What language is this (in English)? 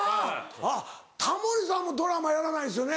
Japanese